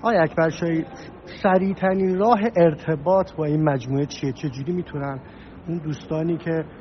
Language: Persian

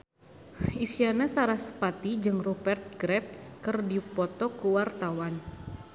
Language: Sundanese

